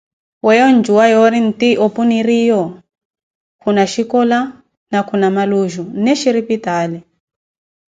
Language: Koti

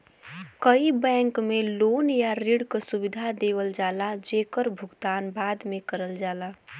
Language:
Bhojpuri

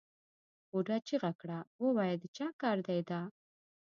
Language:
Pashto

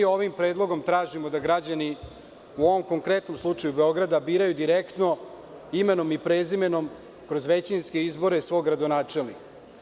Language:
Serbian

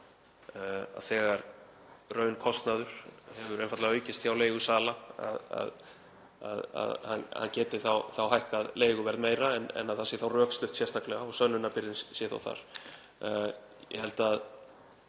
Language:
Icelandic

